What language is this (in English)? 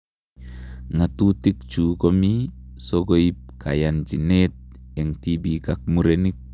Kalenjin